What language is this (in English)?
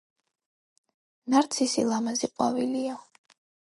Georgian